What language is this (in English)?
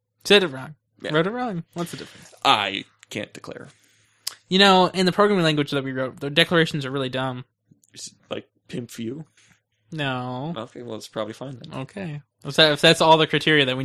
English